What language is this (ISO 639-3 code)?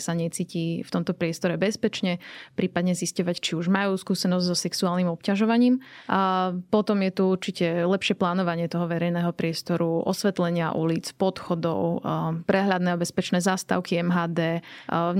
slk